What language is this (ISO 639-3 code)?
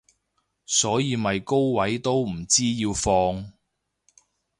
yue